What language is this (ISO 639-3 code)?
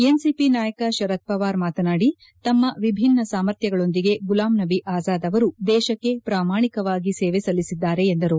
kan